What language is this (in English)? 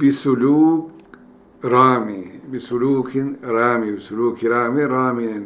Turkish